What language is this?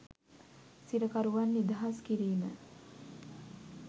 Sinhala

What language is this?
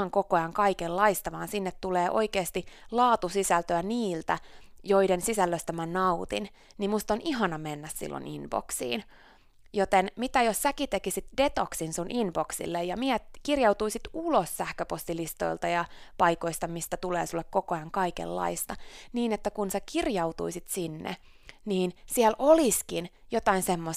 Finnish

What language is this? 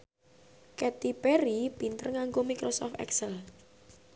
Javanese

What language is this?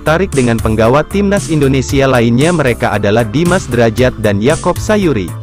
Indonesian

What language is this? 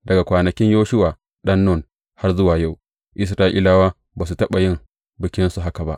Hausa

